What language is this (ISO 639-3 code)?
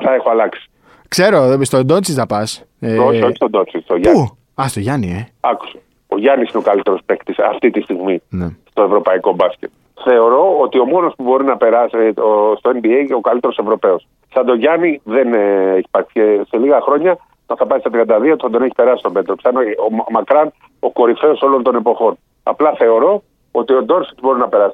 ell